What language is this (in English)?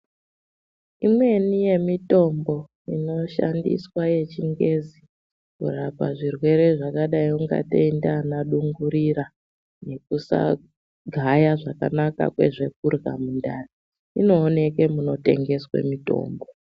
Ndau